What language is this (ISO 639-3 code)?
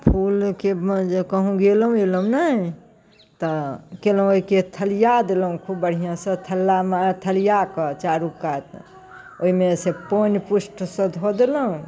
mai